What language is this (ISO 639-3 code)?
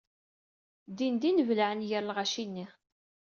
kab